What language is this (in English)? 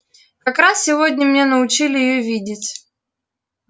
Russian